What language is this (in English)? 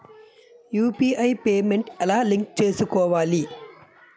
Telugu